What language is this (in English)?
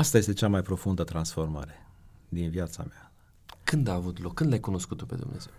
Romanian